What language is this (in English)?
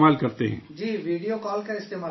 Urdu